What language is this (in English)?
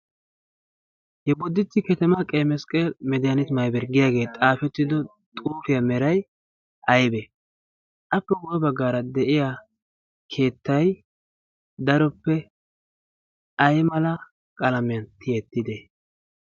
Wolaytta